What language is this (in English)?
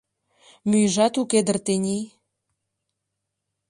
Mari